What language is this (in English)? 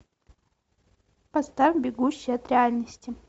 Russian